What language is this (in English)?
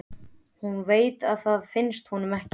Icelandic